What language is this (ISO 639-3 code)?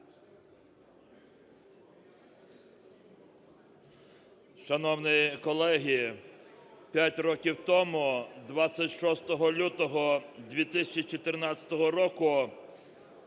ukr